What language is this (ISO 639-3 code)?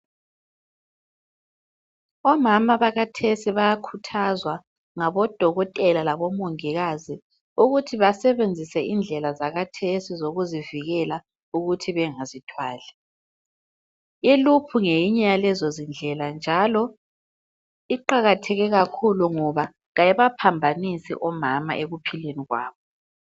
nde